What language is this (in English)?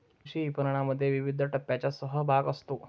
Marathi